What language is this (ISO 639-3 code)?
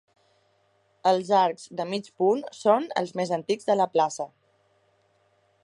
cat